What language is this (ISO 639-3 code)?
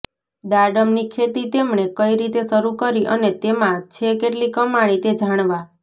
guj